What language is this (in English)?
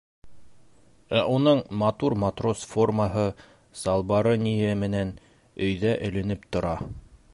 Bashkir